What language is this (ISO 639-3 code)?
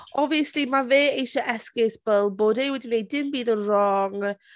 cym